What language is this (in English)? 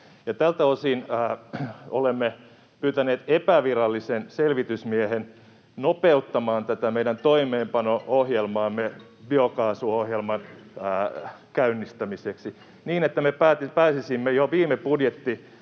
Finnish